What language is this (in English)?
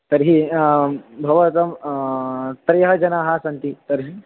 Sanskrit